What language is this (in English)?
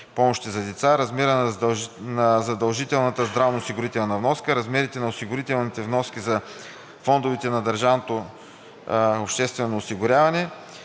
Bulgarian